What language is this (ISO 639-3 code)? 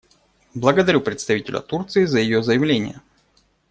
rus